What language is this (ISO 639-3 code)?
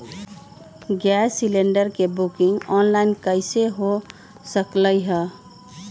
mag